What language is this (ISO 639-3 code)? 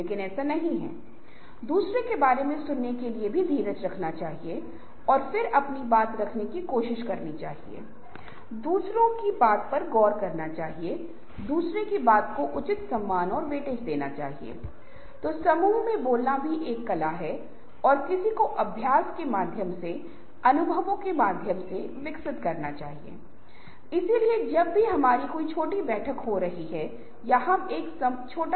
hin